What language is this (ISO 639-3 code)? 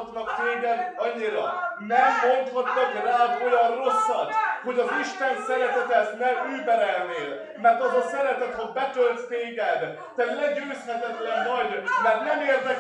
hun